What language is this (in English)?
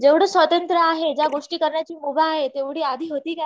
Marathi